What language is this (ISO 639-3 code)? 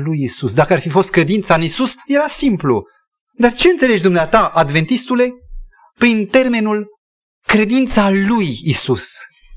ron